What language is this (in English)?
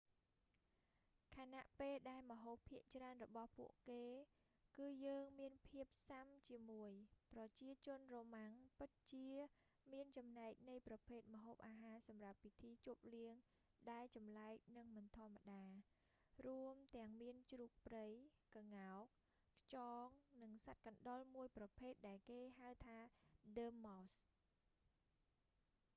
Khmer